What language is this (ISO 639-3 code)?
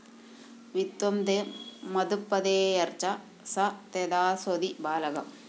mal